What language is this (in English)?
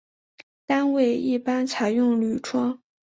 Chinese